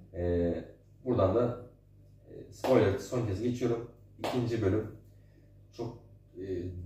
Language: Turkish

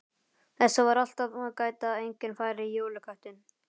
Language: Icelandic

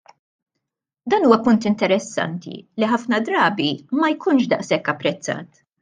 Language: Maltese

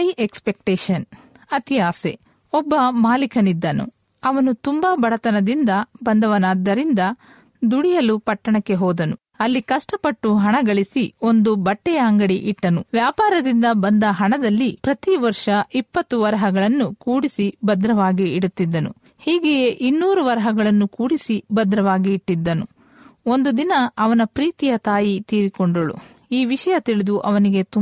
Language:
Kannada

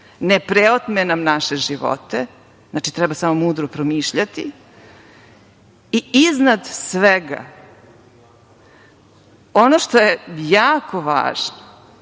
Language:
Serbian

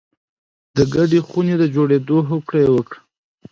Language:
Pashto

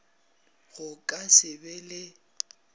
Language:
Northern Sotho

